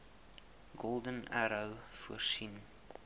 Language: Afrikaans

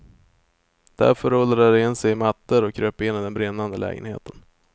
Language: Swedish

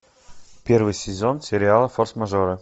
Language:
Russian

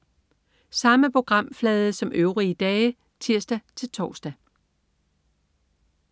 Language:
Danish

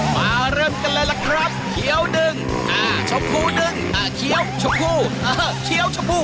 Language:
Thai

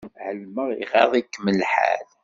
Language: Kabyle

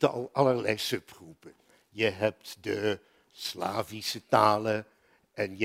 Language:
Dutch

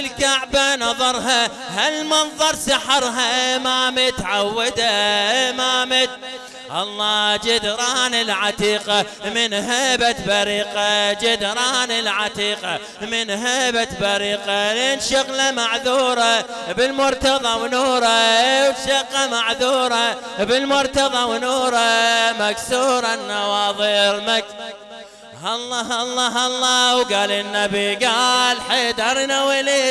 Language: Arabic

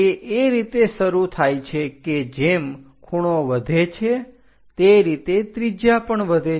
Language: Gujarati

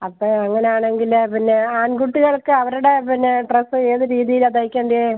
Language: Malayalam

